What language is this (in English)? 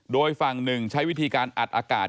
Thai